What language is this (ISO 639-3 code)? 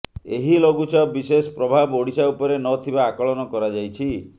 ori